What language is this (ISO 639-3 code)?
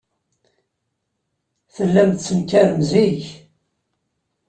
kab